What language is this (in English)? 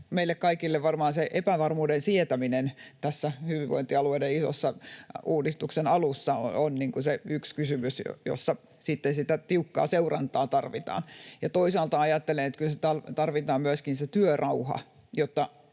Finnish